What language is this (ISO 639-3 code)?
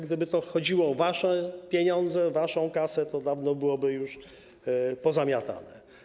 pol